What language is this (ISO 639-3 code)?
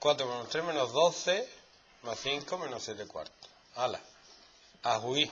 spa